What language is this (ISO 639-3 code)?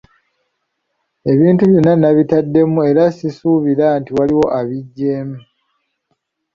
lug